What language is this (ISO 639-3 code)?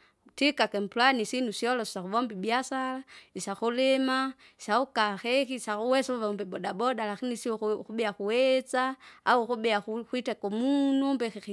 zga